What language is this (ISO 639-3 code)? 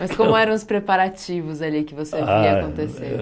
por